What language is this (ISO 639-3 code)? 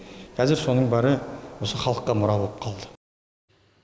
kaz